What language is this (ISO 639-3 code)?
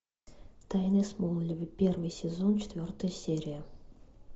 rus